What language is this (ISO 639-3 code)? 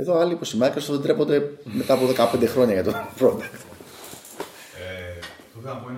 ell